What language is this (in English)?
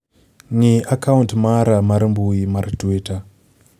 Luo (Kenya and Tanzania)